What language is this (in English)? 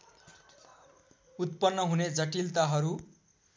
Nepali